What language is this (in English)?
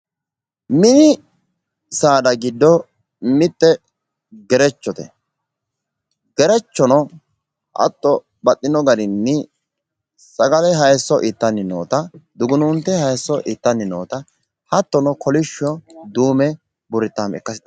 Sidamo